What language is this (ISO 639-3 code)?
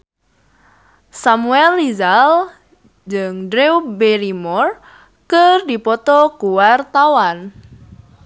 sun